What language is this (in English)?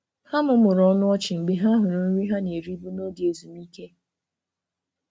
Igbo